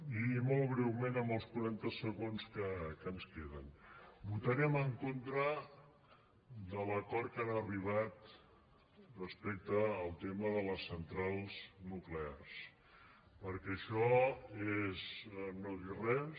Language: Catalan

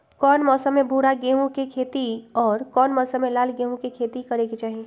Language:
Magahi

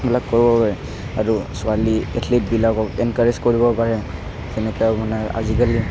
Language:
Assamese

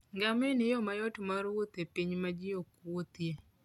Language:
Luo (Kenya and Tanzania)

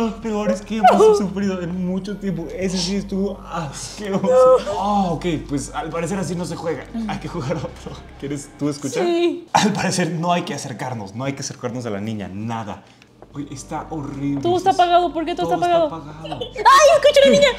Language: Spanish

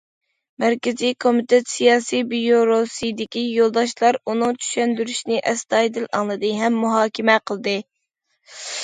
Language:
Uyghur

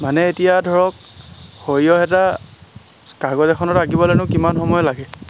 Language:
Assamese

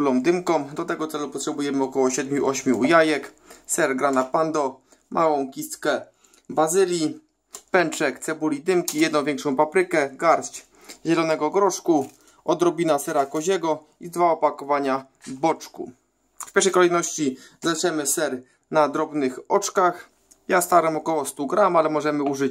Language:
Polish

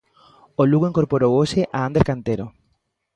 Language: Galician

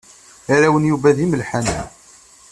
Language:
Kabyle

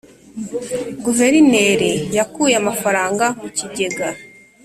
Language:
Kinyarwanda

